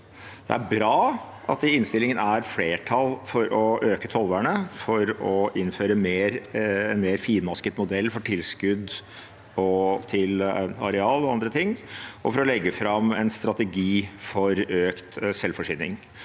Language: Norwegian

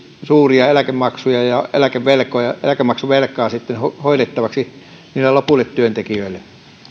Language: Finnish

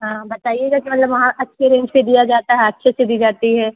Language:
Hindi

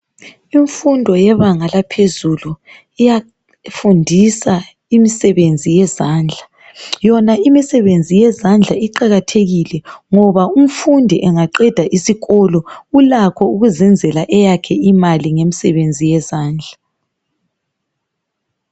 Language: North Ndebele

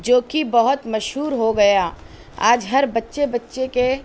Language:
Urdu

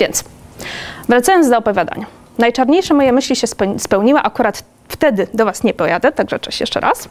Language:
Polish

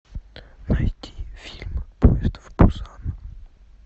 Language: Russian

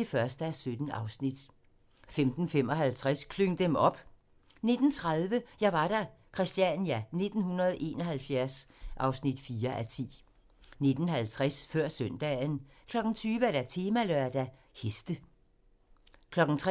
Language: Danish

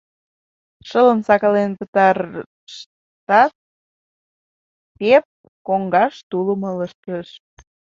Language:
Mari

